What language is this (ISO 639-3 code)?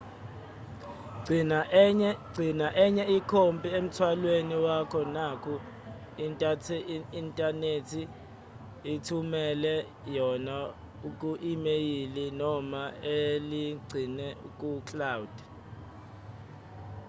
zul